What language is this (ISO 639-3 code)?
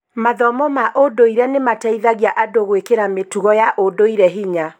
kik